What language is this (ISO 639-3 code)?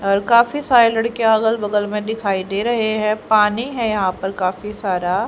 hin